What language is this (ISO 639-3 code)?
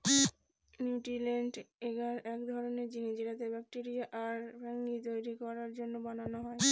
ben